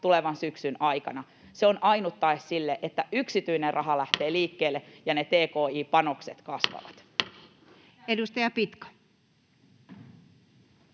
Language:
Finnish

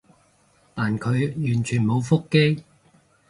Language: Cantonese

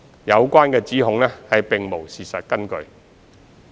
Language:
Cantonese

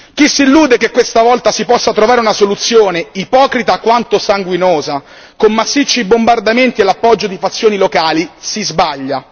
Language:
Italian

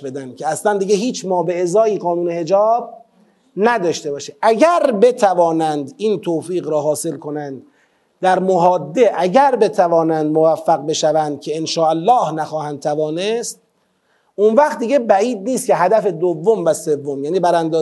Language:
Persian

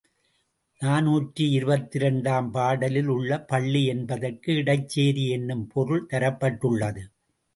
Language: Tamil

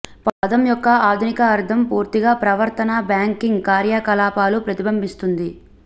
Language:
Telugu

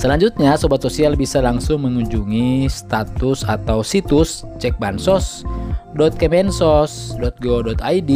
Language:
Indonesian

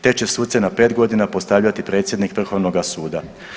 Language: Croatian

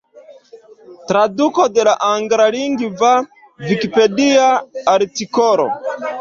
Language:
Esperanto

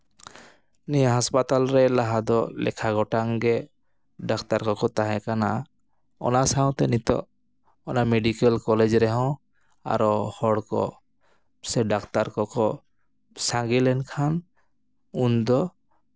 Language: Santali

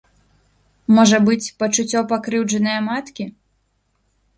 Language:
Belarusian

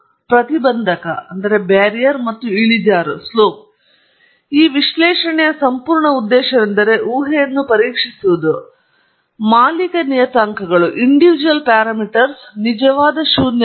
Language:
Kannada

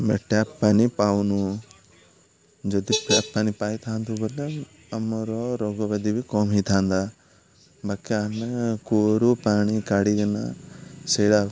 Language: Odia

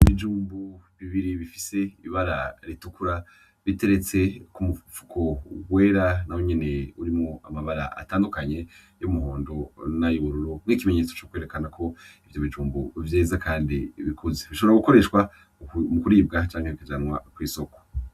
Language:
Rundi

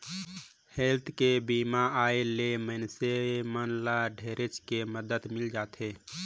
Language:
Chhattisgarhi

